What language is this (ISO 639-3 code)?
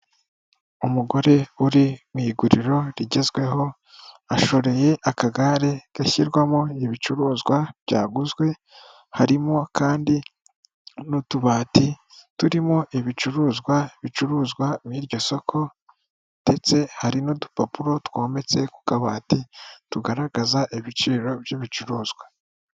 kin